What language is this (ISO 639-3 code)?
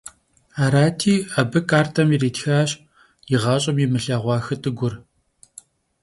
kbd